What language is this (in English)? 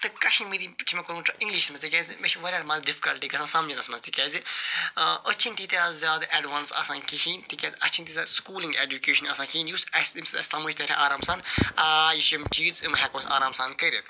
Kashmiri